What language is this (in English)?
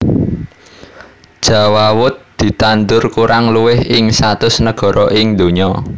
Javanese